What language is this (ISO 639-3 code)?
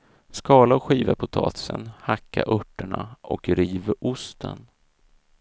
swe